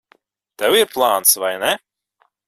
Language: Latvian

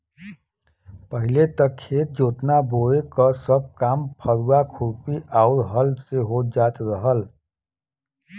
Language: Bhojpuri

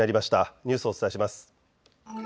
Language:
Japanese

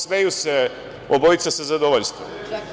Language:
Serbian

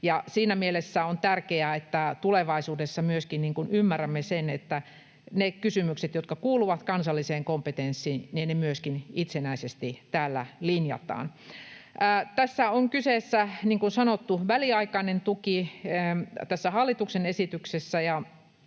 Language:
Finnish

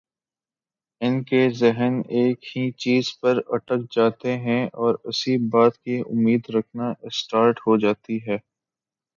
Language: Urdu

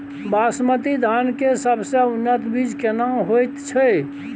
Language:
Maithili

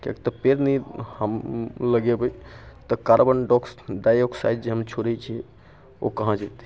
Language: Maithili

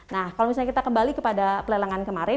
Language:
Indonesian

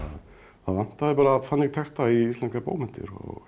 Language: Icelandic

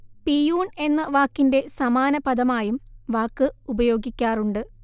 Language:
Malayalam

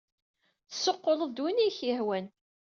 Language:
Kabyle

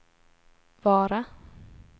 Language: Swedish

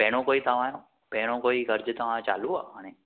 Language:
Sindhi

